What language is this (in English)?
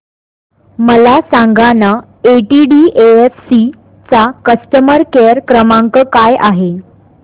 Marathi